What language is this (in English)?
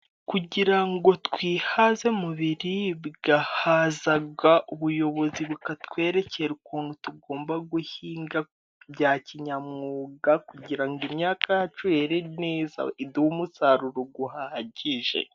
Kinyarwanda